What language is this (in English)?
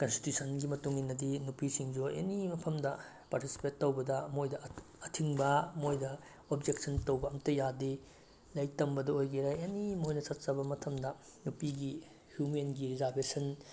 Manipuri